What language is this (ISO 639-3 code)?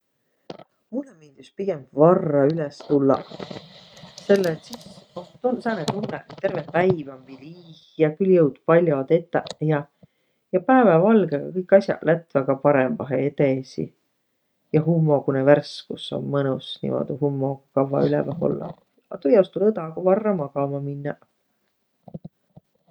vro